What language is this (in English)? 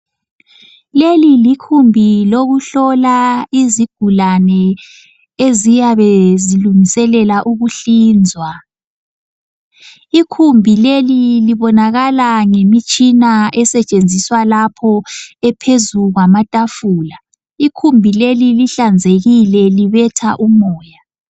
North Ndebele